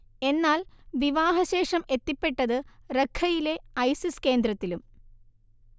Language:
Malayalam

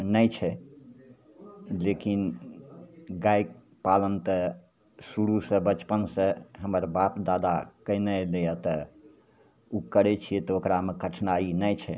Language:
Maithili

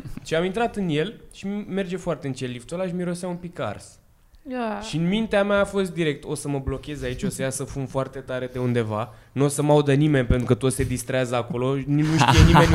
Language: Romanian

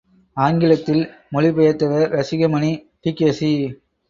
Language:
Tamil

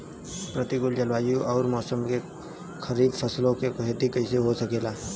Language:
Bhojpuri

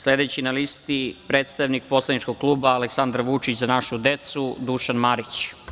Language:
Serbian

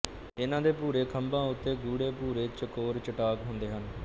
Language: Punjabi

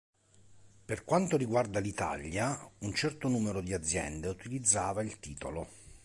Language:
Italian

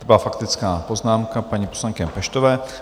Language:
Czech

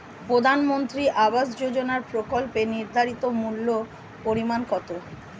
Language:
Bangla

